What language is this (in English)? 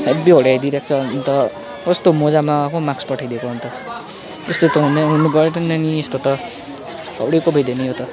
Nepali